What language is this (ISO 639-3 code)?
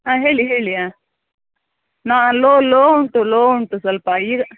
kan